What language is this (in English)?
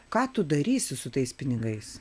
Lithuanian